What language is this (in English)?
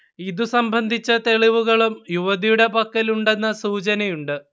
Malayalam